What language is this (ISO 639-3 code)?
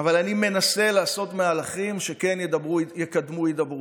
heb